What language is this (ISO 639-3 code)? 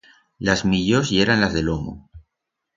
arg